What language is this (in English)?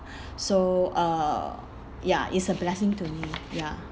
English